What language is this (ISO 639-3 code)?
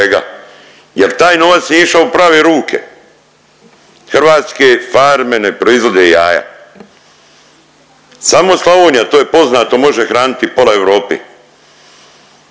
hrv